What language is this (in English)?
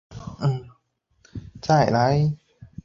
Chinese